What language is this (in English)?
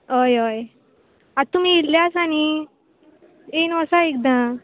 Konkani